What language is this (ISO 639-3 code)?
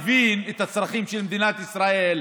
heb